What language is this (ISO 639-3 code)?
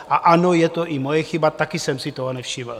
ces